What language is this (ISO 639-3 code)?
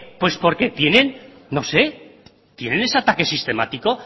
spa